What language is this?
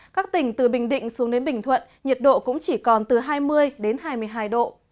Vietnamese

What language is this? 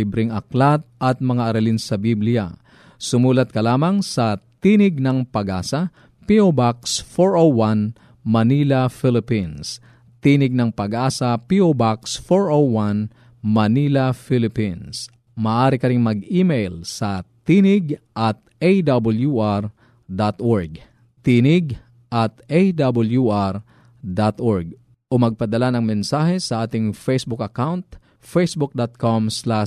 Filipino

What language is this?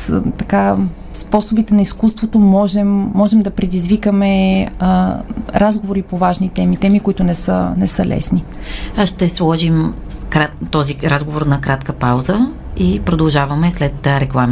Bulgarian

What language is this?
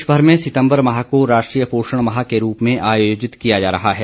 Hindi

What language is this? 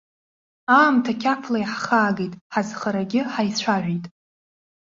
Abkhazian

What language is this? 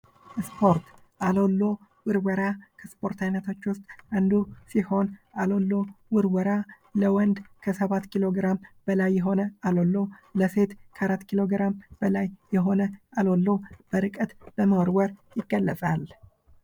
Amharic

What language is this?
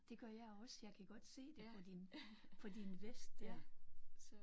Danish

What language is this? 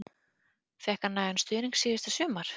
Icelandic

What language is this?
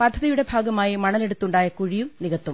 Malayalam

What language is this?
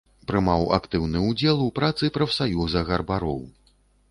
Belarusian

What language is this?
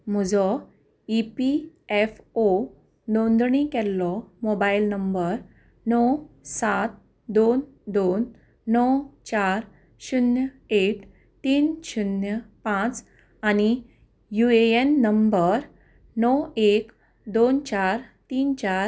Konkani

